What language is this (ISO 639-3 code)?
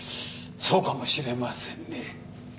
jpn